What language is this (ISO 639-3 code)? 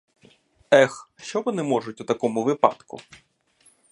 ukr